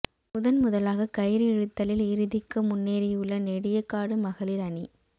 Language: Tamil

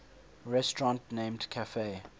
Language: English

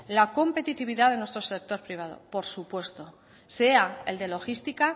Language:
Spanish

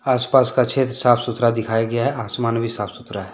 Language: Hindi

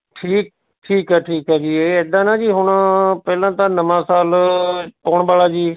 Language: Punjabi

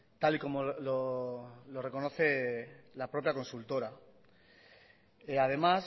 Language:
Spanish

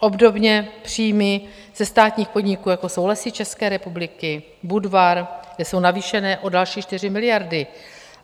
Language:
Czech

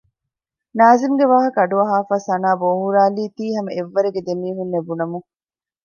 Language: Divehi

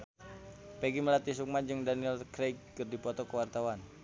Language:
Sundanese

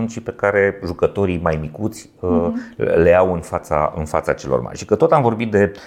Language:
Romanian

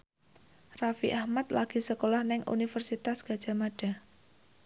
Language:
Javanese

